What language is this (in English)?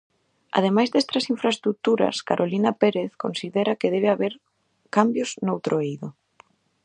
Galician